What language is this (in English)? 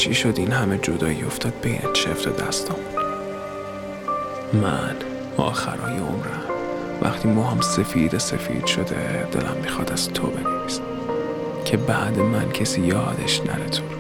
Persian